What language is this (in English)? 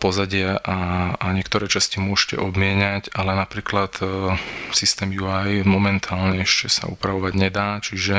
Slovak